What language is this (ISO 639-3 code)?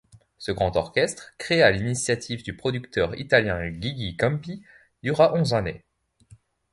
fra